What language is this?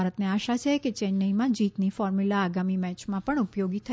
Gujarati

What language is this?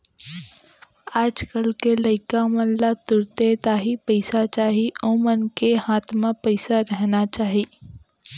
Chhattisgarhi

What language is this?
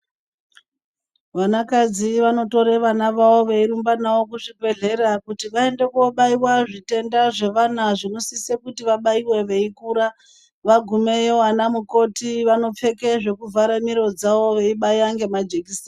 Ndau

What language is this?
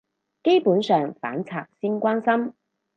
Cantonese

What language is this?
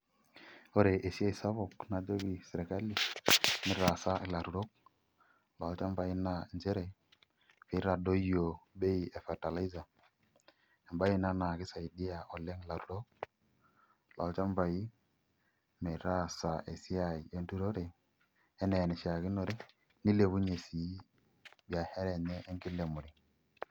Masai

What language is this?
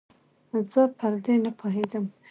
Pashto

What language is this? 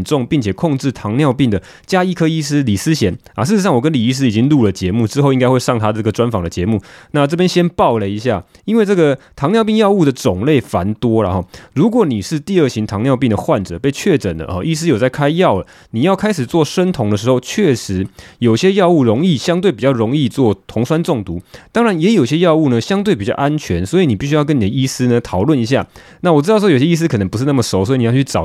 Chinese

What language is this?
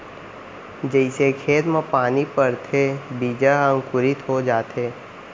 Chhattisgarhi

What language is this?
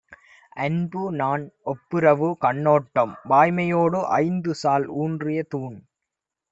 Tamil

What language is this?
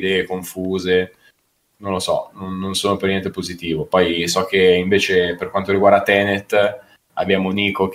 Italian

